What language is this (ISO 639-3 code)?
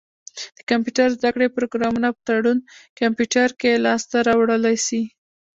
pus